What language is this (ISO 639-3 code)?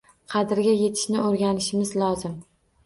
uzb